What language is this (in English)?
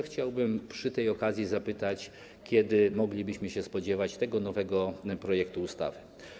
Polish